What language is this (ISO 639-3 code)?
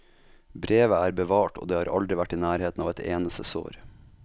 nor